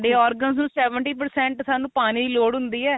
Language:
Punjabi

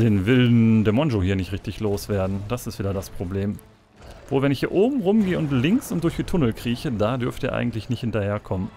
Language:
German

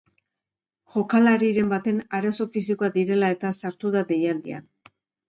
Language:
Basque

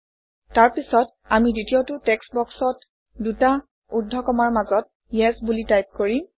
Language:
Assamese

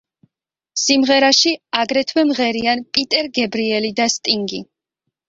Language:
Georgian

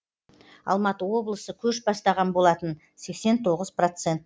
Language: Kazakh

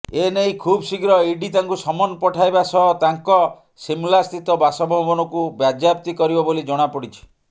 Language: Odia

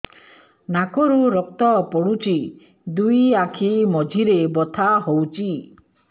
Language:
Odia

